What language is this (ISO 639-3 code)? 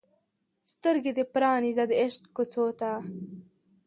pus